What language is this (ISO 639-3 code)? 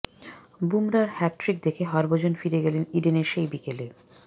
ben